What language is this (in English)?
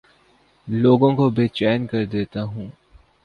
Urdu